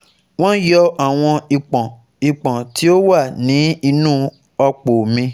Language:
Yoruba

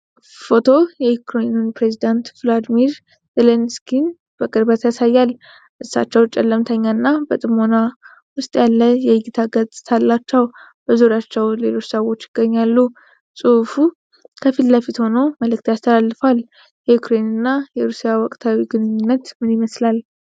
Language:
Amharic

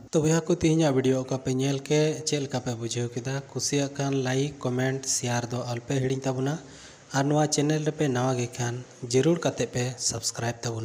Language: Hindi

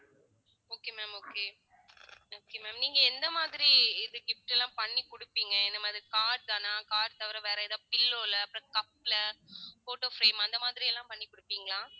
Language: Tamil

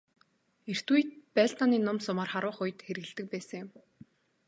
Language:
Mongolian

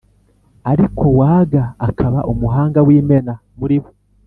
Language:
Kinyarwanda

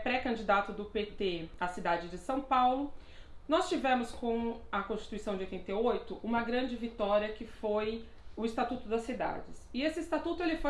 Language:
Portuguese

